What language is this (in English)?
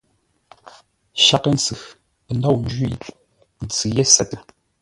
Ngombale